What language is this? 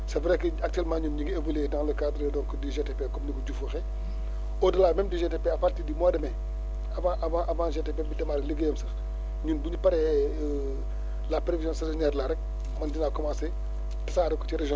Wolof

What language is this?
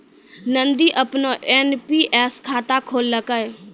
Maithili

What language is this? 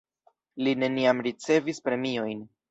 Esperanto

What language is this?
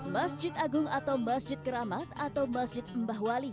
Indonesian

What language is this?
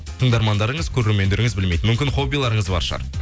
Kazakh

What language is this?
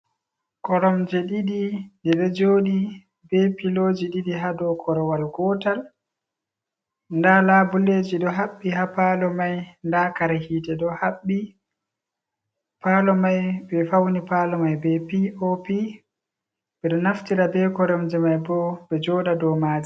Fula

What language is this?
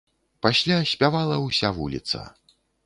Belarusian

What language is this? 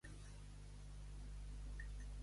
Catalan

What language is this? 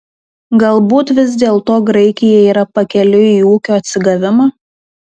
Lithuanian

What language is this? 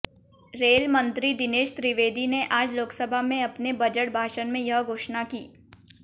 Hindi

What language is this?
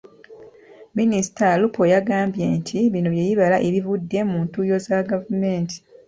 Ganda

